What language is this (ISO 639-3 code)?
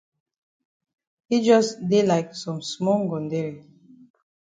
wes